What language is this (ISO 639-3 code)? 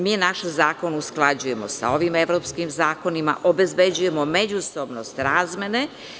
srp